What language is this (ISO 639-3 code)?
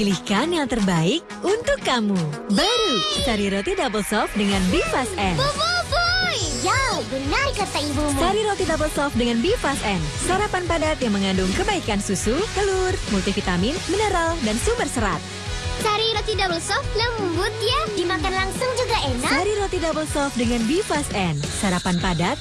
ind